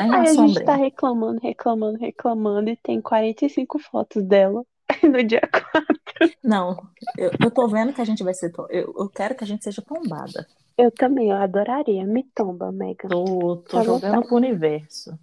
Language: Portuguese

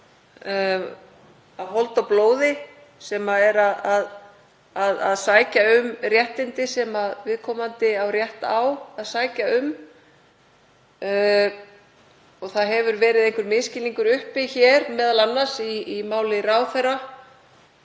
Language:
Icelandic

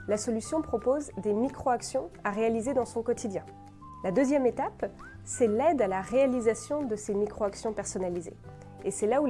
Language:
French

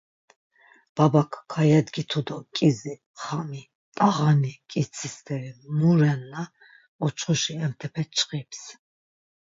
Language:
Laz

